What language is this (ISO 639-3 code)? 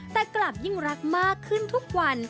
tha